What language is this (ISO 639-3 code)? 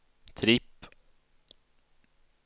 swe